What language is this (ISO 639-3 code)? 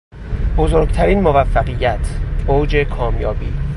fas